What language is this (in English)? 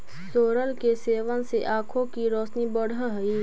Magahi